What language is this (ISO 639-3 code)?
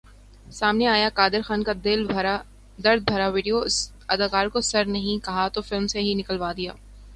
urd